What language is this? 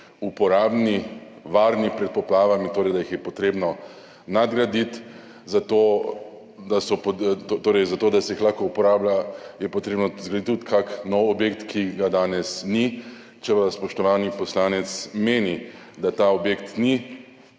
Slovenian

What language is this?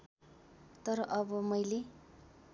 Nepali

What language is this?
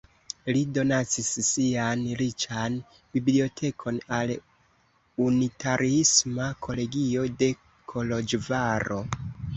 Esperanto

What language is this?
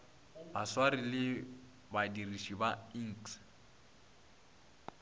Northern Sotho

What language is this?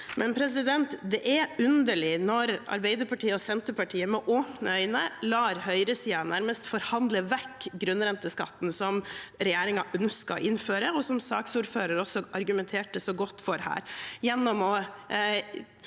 Norwegian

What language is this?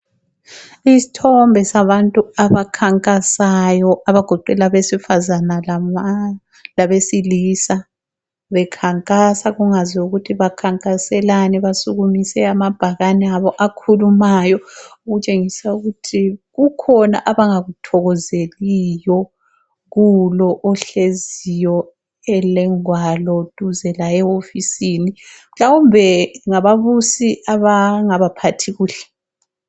North Ndebele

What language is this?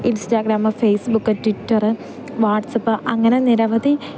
Malayalam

